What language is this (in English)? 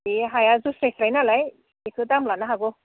Bodo